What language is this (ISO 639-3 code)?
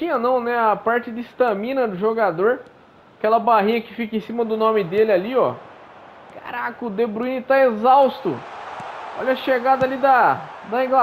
por